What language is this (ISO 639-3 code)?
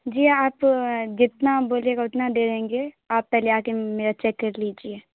urd